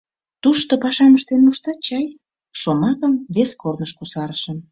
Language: Mari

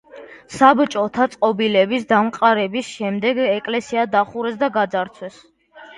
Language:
Georgian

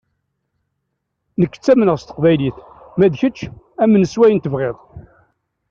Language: Kabyle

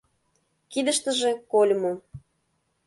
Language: Mari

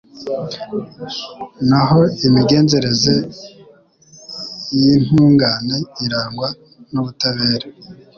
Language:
Kinyarwanda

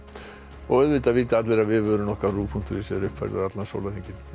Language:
Icelandic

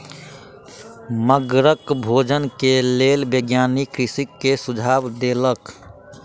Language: Maithili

